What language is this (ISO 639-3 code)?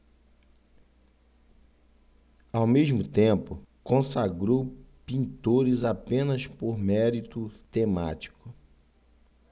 por